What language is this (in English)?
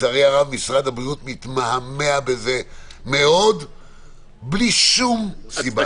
Hebrew